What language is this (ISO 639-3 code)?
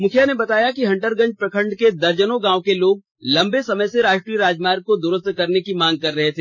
hin